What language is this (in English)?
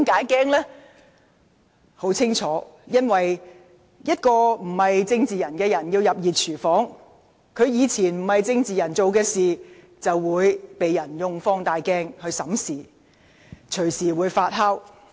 Cantonese